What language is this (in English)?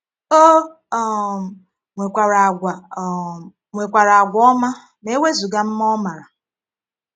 Igbo